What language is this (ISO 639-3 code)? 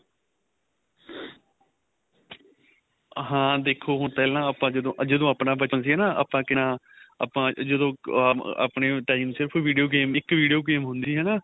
pan